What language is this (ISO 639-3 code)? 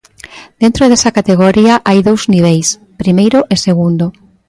glg